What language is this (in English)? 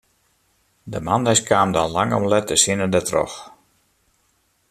Western Frisian